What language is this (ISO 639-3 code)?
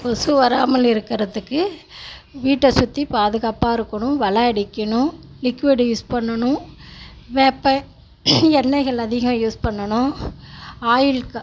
tam